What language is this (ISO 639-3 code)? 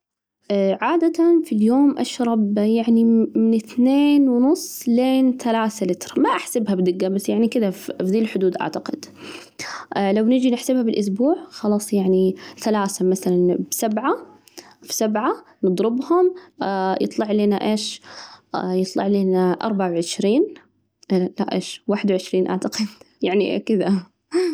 ars